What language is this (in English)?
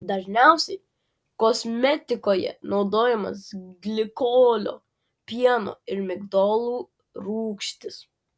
Lithuanian